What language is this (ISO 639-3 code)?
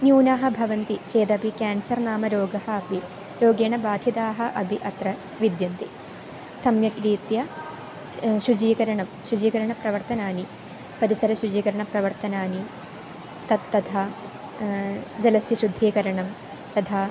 san